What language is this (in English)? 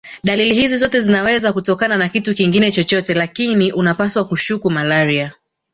Swahili